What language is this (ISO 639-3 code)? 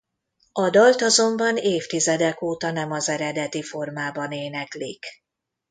hun